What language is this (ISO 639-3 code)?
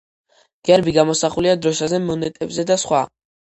kat